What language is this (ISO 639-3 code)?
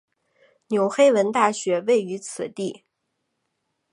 zho